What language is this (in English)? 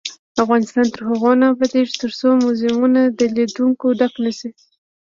Pashto